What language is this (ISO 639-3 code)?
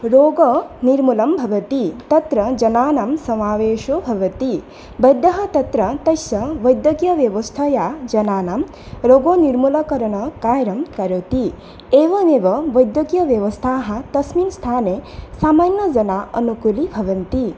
san